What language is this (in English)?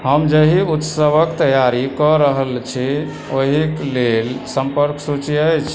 Maithili